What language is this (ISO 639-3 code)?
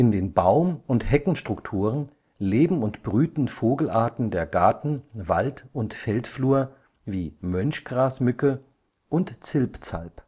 deu